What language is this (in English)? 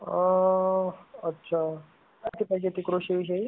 Marathi